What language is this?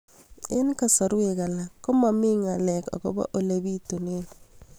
Kalenjin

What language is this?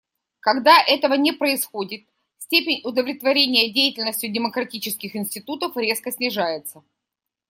Russian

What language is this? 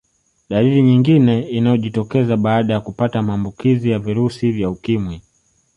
Swahili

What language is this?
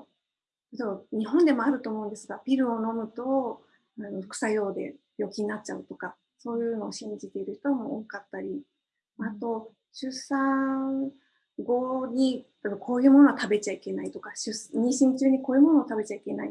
Japanese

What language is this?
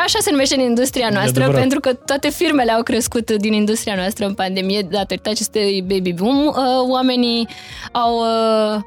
Romanian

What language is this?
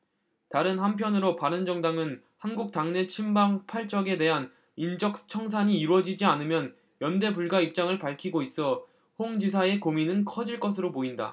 Korean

